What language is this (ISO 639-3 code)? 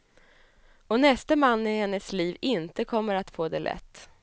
swe